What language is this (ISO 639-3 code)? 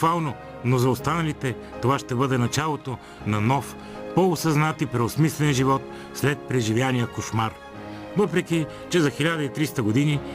bul